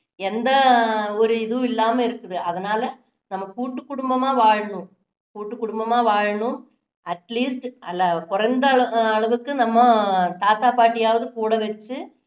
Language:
Tamil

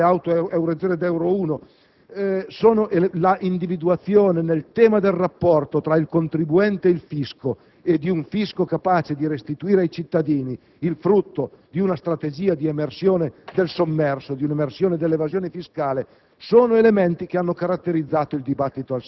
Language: Italian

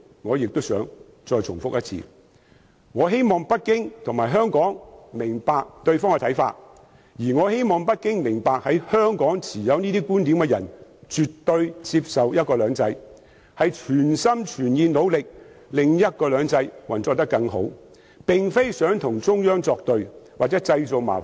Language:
Cantonese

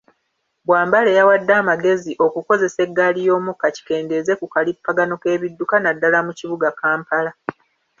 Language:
Ganda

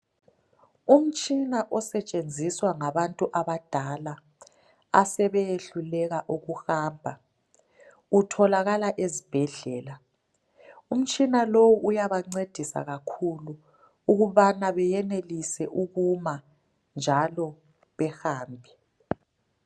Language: North Ndebele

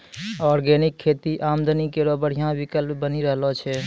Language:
Maithili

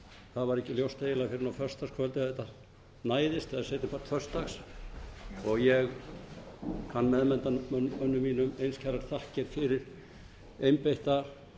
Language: Icelandic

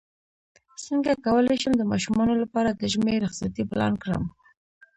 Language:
Pashto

